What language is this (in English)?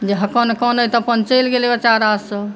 Maithili